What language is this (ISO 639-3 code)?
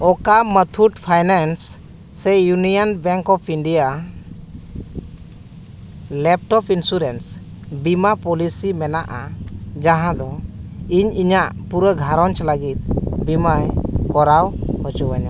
sat